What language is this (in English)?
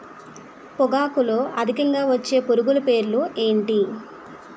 Telugu